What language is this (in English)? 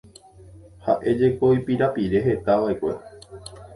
Guarani